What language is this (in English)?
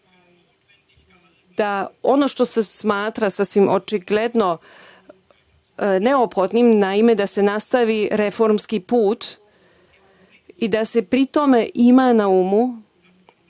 Serbian